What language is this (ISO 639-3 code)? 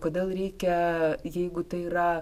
lit